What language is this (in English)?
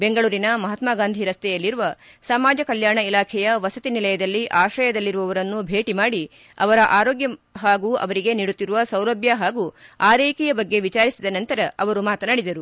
Kannada